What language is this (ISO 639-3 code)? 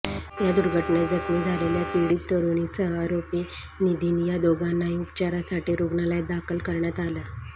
mar